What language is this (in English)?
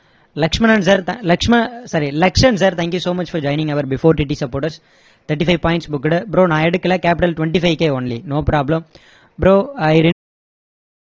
Tamil